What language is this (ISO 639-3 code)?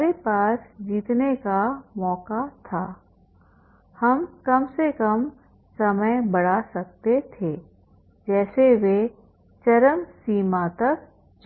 hin